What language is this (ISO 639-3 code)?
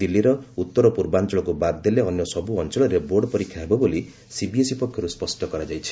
ori